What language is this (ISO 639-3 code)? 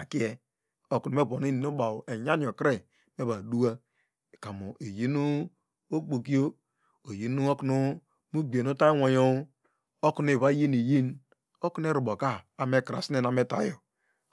deg